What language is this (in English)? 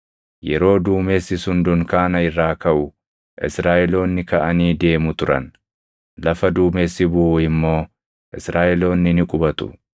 Oromo